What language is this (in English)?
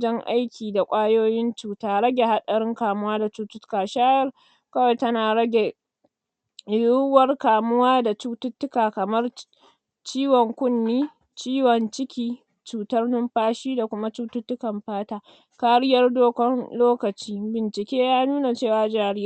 Hausa